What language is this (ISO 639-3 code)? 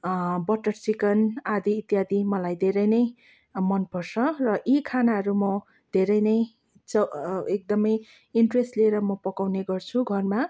nep